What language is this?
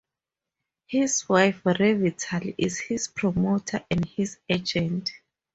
English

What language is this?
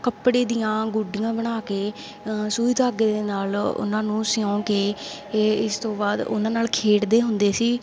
Punjabi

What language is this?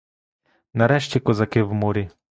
Ukrainian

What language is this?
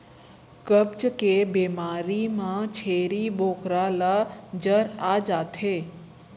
Chhattisgarhi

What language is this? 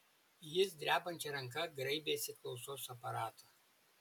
Lithuanian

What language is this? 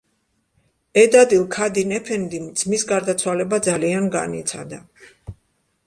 Georgian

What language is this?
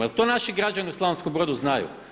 Croatian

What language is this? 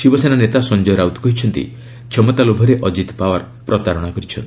Odia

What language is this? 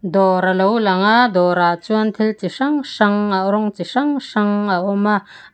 Mizo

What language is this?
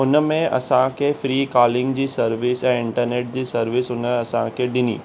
Sindhi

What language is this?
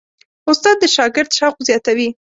Pashto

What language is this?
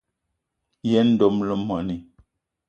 Eton (Cameroon)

